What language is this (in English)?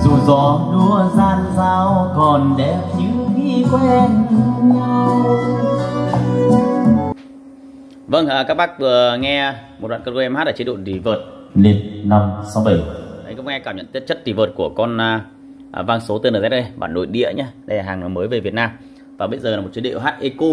Vietnamese